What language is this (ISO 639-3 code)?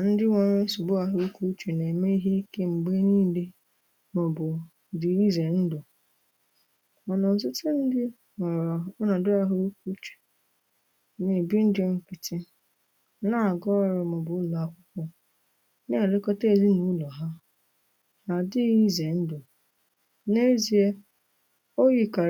ibo